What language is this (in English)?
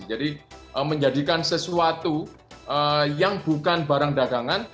Indonesian